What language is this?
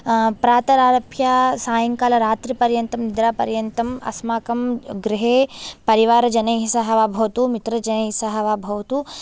Sanskrit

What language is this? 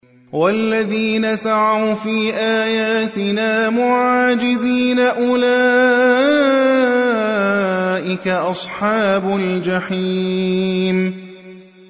Arabic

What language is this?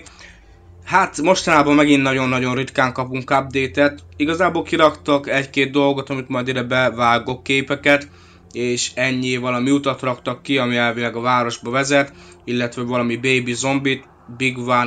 Hungarian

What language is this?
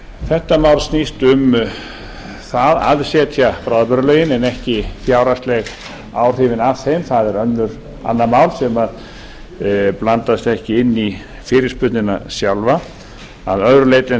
Icelandic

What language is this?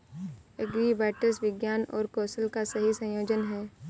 Hindi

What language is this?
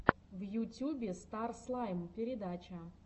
Russian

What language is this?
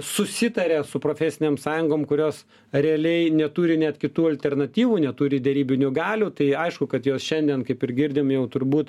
Lithuanian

